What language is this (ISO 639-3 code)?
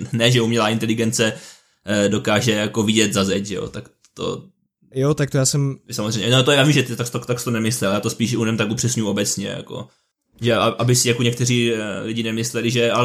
ces